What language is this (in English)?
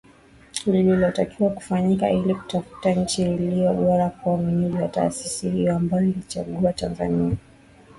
Swahili